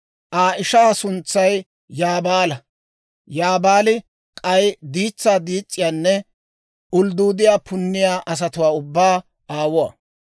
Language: Dawro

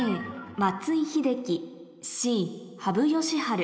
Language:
Japanese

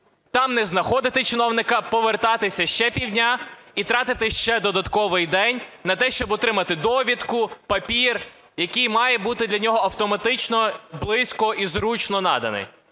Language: Ukrainian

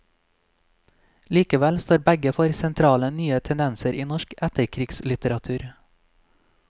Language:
Norwegian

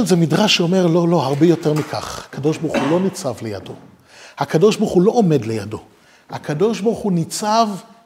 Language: Hebrew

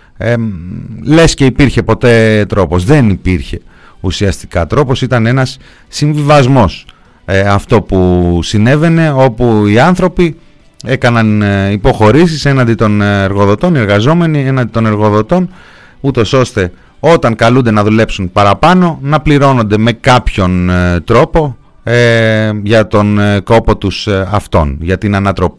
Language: Greek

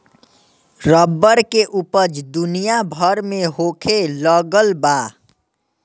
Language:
Bhojpuri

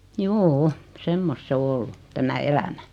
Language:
Finnish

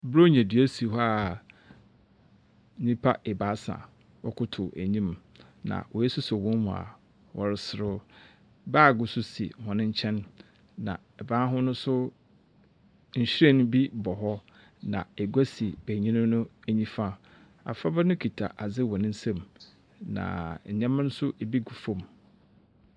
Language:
Akan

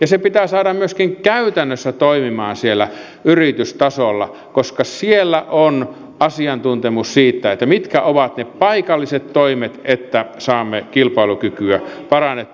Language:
Finnish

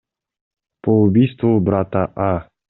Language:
Kyrgyz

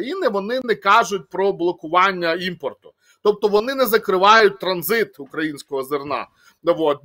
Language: Ukrainian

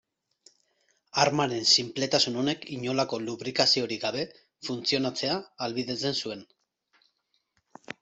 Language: Basque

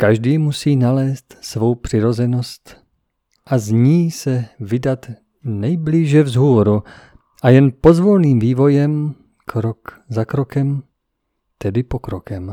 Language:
Czech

